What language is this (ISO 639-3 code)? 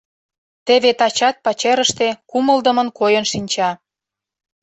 chm